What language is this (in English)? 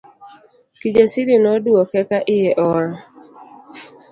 Luo (Kenya and Tanzania)